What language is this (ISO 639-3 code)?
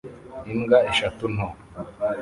kin